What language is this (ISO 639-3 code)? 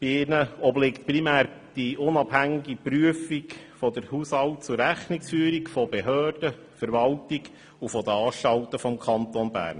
gsw